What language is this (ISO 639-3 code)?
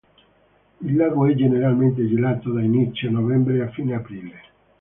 ita